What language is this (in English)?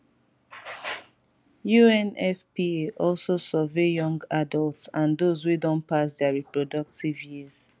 Nigerian Pidgin